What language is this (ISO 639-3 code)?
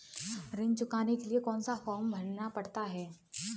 hin